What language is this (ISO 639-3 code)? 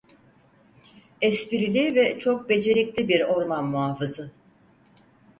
tur